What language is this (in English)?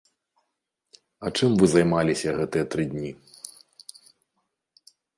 Belarusian